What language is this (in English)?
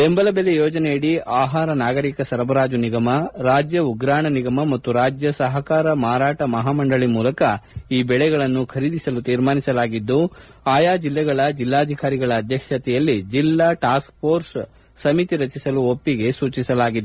Kannada